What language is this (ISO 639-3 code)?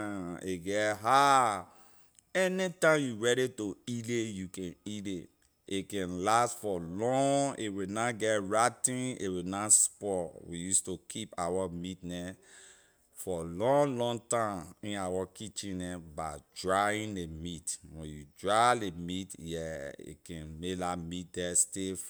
lir